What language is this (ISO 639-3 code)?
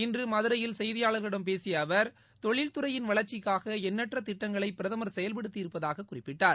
tam